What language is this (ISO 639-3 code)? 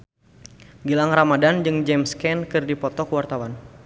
sun